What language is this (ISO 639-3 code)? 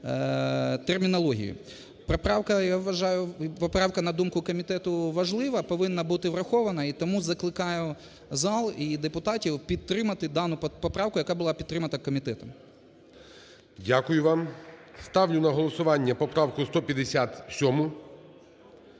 ukr